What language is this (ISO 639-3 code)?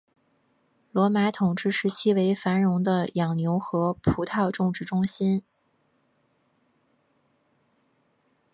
zho